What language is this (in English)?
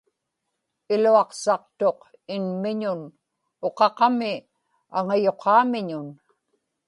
Inupiaq